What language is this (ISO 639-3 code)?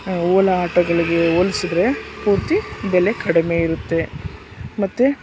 kan